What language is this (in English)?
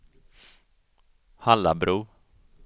Swedish